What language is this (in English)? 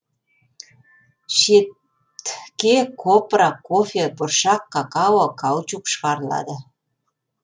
Kazakh